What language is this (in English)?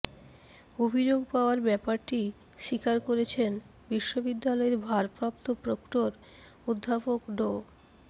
Bangla